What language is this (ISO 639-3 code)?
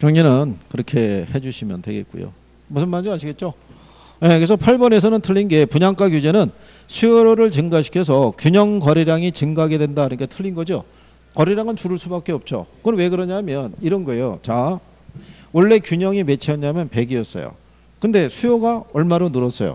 kor